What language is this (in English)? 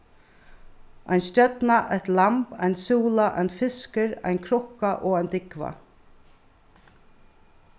Faroese